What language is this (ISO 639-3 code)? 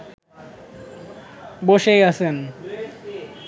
ben